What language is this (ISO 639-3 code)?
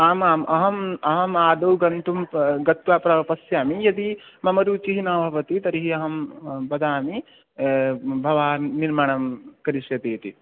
san